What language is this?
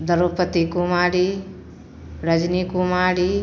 Maithili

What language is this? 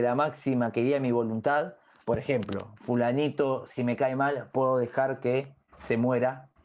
Spanish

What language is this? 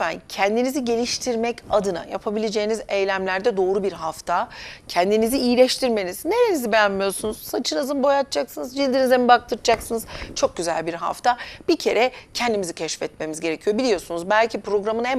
Turkish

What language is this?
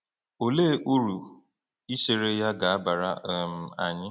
Igbo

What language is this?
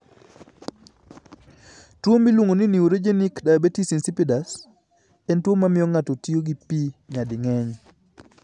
Luo (Kenya and Tanzania)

